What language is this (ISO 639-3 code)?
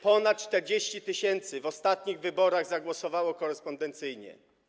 pol